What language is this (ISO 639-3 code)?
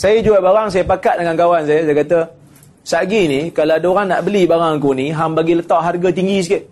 msa